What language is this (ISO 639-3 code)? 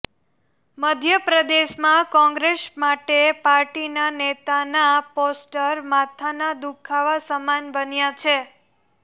guj